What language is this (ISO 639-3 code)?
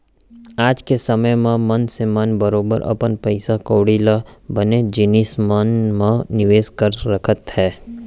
hne